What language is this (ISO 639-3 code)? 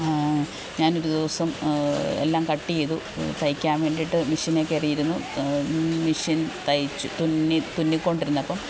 mal